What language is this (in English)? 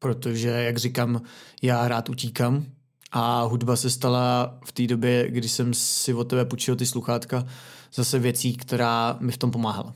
Czech